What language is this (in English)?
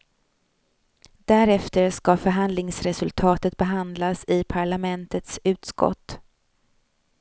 Swedish